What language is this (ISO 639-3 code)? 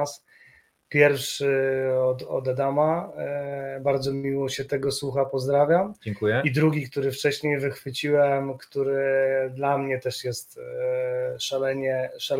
pol